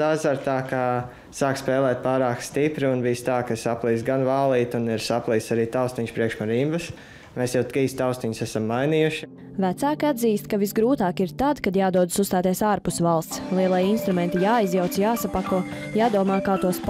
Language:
Latvian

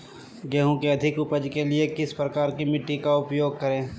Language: Magahi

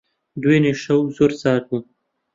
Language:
Central Kurdish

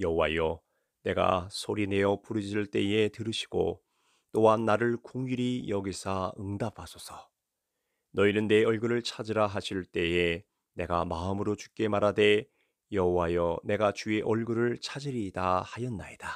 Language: Korean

